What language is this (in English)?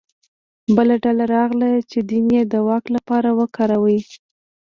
Pashto